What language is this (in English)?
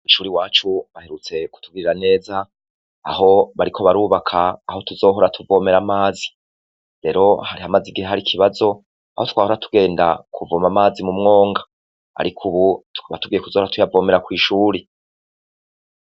Rundi